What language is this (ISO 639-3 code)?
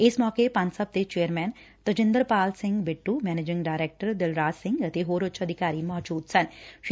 pan